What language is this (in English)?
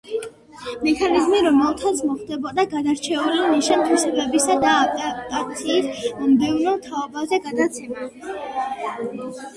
Georgian